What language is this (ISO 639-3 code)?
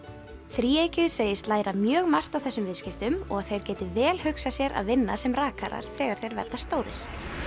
isl